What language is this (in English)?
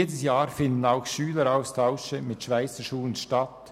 Swiss German